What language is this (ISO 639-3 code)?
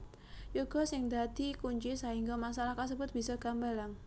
jav